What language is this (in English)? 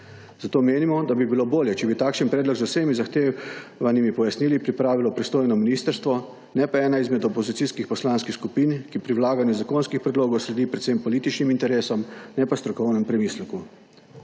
Slovenian